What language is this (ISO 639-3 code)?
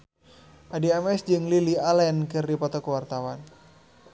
sun